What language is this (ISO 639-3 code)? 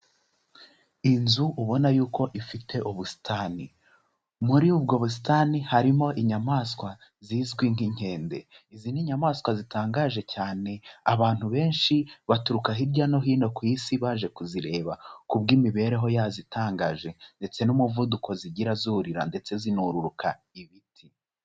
kin